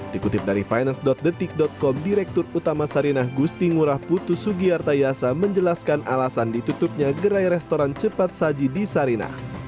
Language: Indonesian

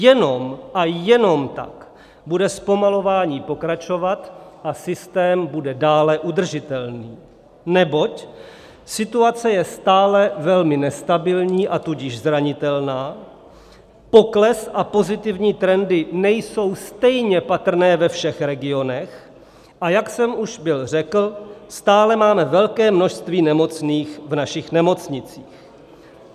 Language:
Czech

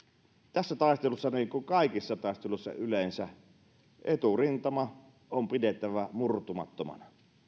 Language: Finnish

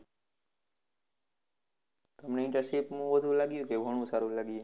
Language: Gujarati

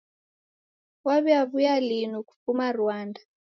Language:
Taita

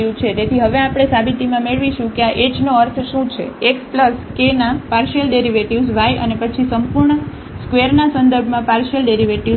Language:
Gujarati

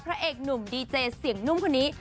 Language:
Thai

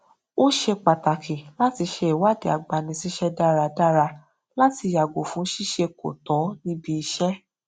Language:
Yoruba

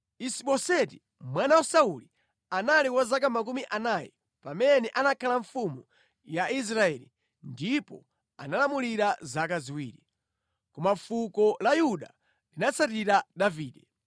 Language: Nyanja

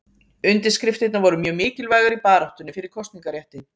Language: Icelandic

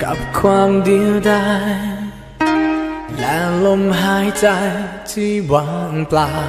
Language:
Thai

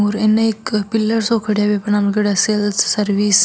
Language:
Marwari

